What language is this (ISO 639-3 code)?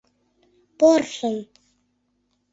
chm